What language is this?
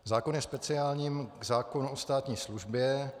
Czech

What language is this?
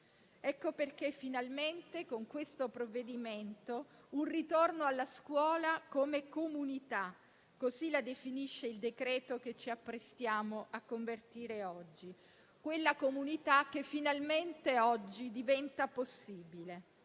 Italian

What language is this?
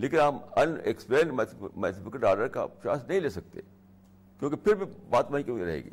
Urdu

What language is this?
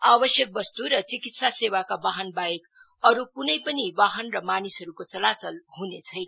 Nepali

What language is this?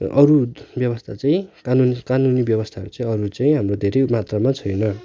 Nepali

